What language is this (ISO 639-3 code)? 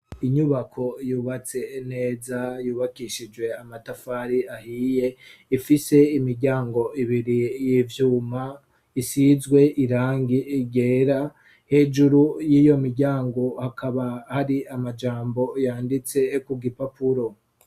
run